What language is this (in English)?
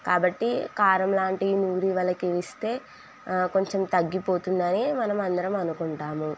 Telugu